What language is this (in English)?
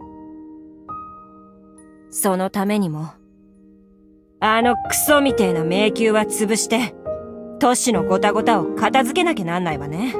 Japanese